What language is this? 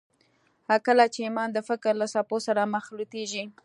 Pashto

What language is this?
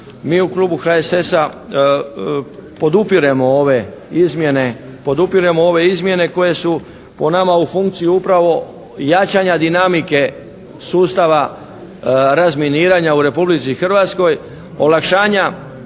Croatian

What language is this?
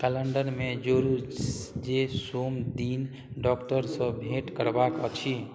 Maithili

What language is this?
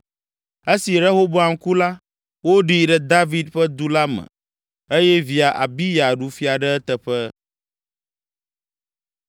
Ewe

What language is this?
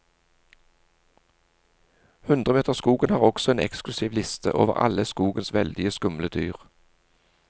Norwegian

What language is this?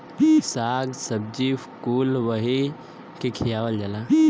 Bhojpuri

